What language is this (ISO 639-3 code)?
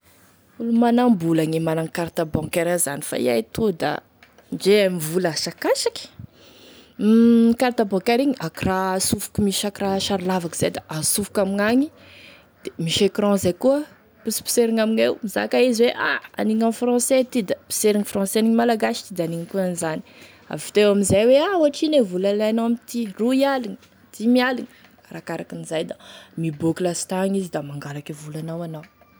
tkg